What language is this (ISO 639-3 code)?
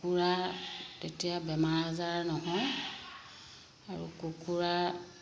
asm